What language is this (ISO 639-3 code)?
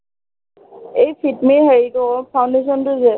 asm